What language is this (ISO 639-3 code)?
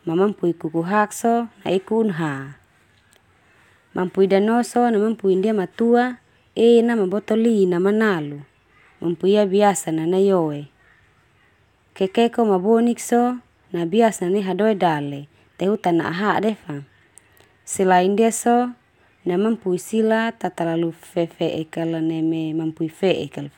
twu